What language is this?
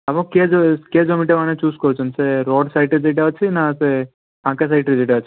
Odia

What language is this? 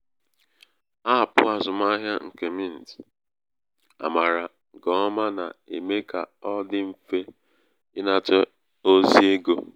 Igbo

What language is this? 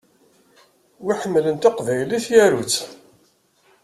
Kabyle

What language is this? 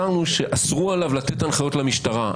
Hebrew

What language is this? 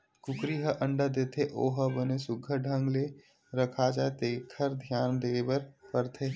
Chhattisgarhi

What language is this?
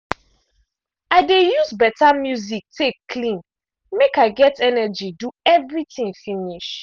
Nigerian Pidgin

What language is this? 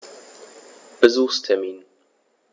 German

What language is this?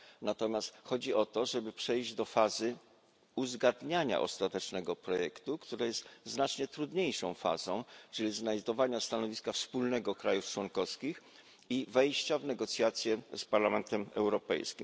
Polish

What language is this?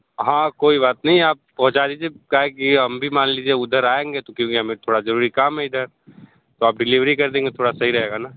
Hindi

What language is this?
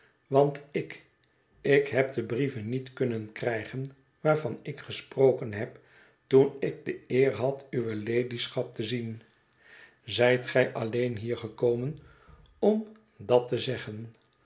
Dutch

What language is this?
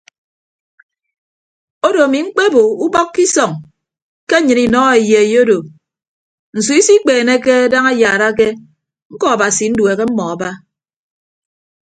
Ibibio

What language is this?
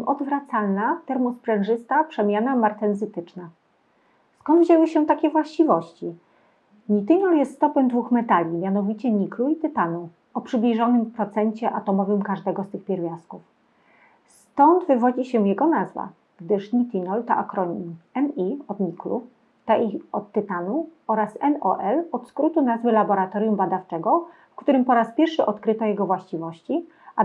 Polish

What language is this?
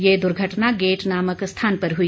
Hindi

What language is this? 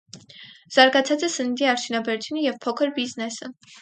Armenian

